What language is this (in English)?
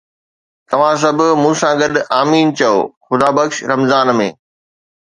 Sindhi